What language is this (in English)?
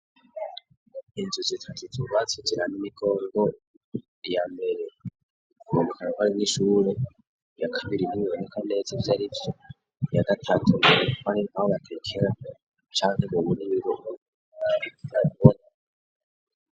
Rundi